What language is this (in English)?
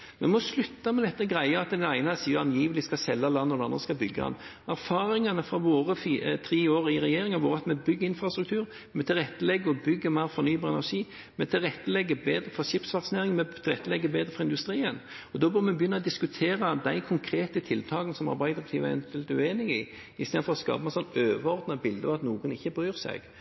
Norwegian Bokmål